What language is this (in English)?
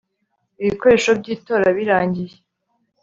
Kinyarwanda